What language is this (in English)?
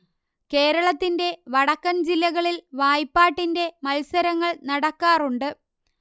Malayalam